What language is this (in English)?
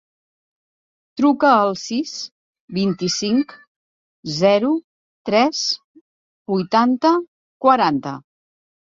Catalan